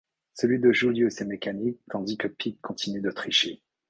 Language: French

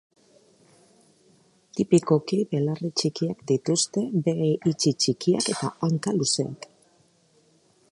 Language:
Basque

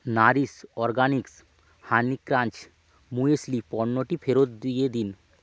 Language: Bangla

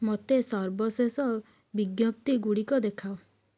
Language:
Odia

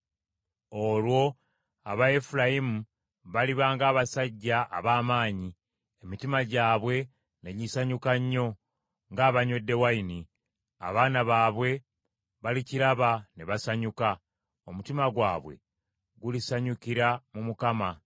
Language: Ganda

